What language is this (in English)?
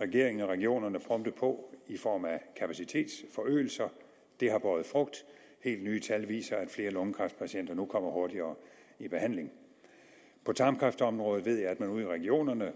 Danish